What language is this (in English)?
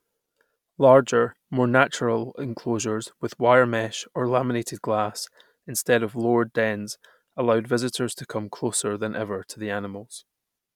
English